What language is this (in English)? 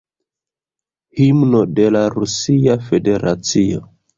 Esperanto